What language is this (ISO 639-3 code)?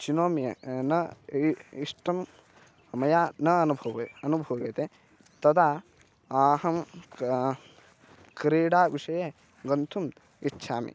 san